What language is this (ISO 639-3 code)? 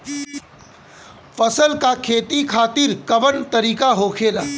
bho